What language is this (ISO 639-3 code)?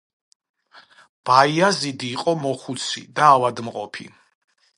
kat